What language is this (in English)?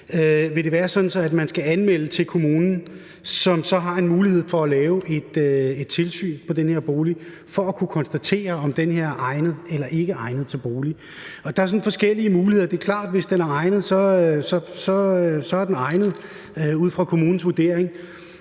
Danish